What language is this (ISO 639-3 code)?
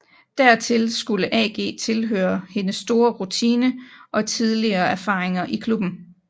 dan